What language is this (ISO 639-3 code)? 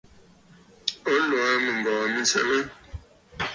bfd